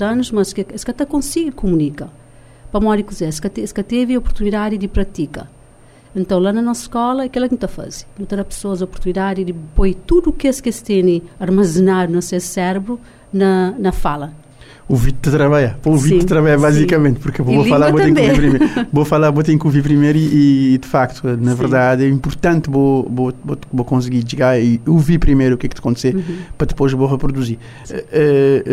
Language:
Portuguese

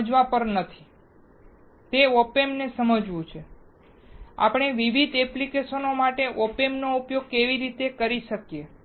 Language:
Gujarati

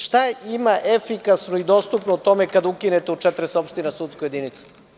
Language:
Serbian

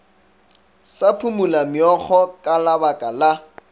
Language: Northern Sotho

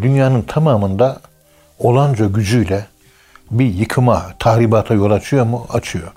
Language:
Turkish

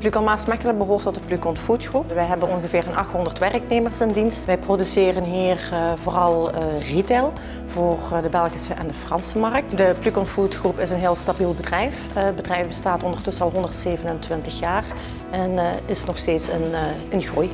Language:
Dutch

